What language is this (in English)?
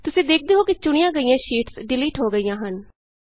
Punjabi